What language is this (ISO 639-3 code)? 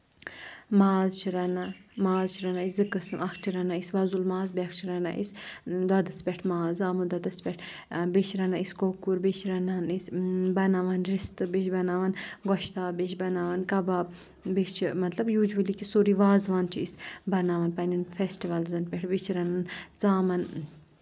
kas